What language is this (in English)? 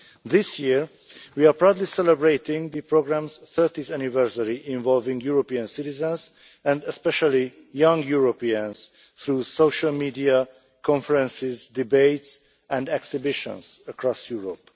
English